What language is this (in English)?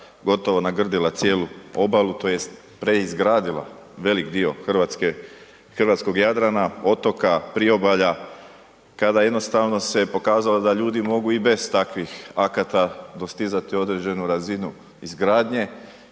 Croatian